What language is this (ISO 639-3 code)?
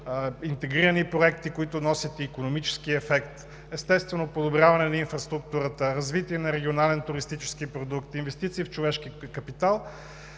bul